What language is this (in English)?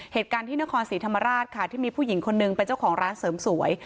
Thai